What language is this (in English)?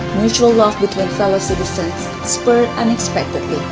English